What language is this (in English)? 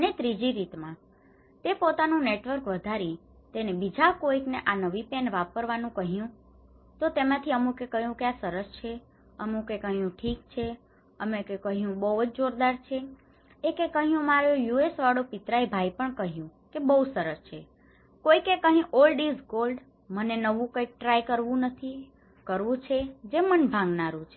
Gujarati